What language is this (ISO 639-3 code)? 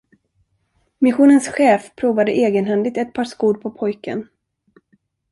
swe